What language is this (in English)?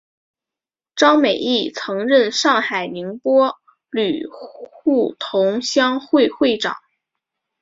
Chinese